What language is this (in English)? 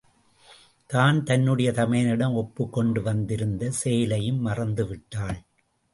Tamil